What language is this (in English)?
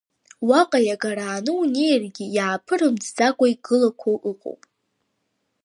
Abkhazian